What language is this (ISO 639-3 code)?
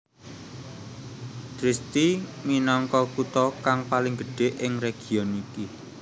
jav